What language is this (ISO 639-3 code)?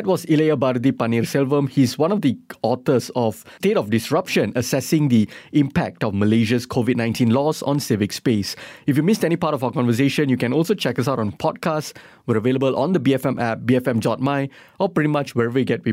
eng